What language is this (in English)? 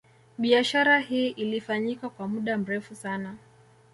Swahili